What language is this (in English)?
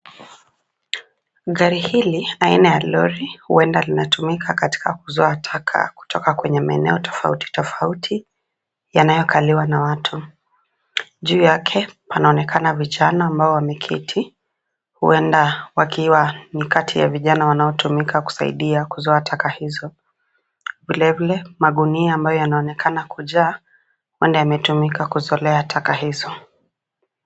Swahili